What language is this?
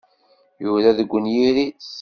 Kabyle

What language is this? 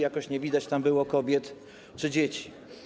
Polish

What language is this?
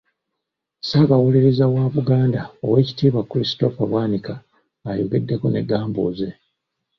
Ganda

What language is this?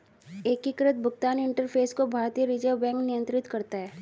Hindi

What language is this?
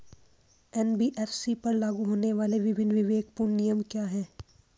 Hindi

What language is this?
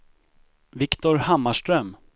Swedish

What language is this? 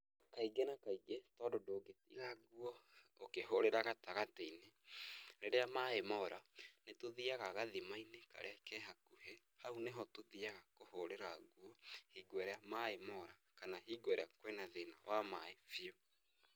Kikuyu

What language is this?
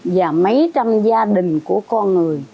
Vietnamese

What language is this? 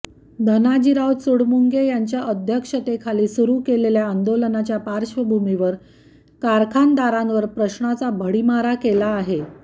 Marathi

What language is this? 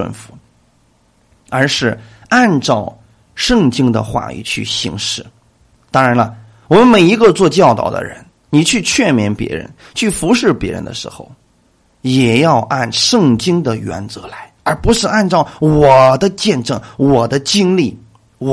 Chinese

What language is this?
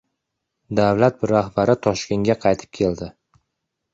Uzbek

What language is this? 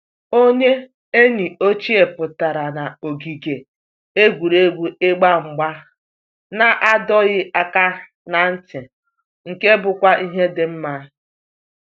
Igbo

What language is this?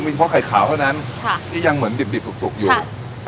Thai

